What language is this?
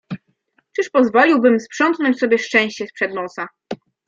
Polish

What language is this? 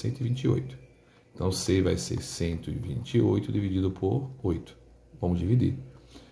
Portuguese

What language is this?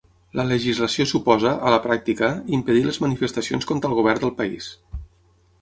Catalan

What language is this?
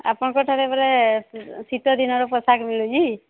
Odia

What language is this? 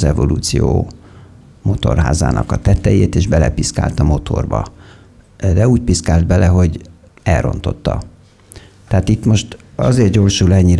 Hungarian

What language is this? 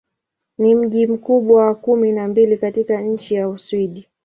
Swahili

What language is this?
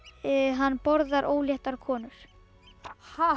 Icelandic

